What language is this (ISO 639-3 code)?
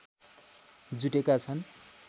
nep